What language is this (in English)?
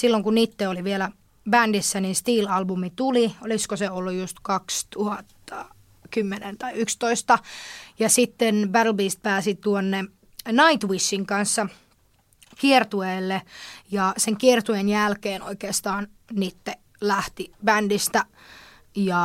Finnish